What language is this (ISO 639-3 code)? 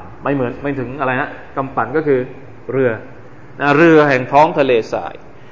tha